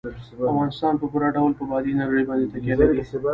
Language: Pashto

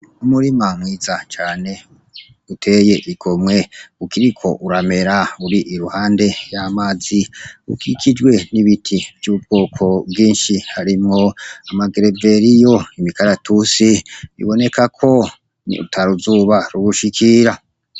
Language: Rundi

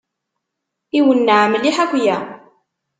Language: Kabyle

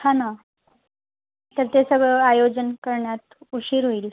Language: Marathi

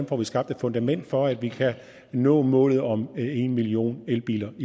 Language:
Danish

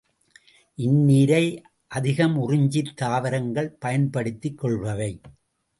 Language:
Tamil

